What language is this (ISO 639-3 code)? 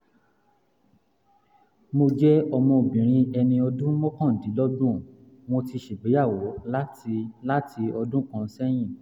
yor